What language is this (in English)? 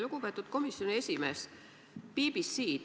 Estonian